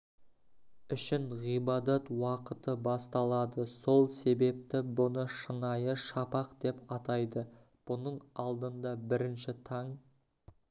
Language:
Kazakh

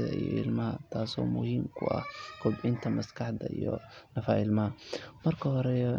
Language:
Somali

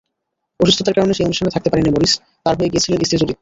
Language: Bangla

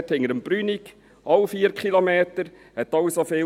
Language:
Swiss German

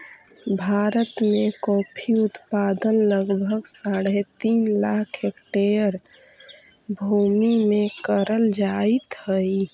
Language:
Magahi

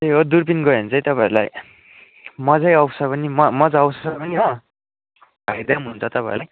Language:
Nepali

